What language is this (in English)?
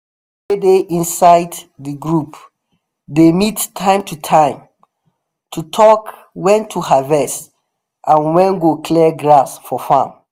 Nigerian Pidgin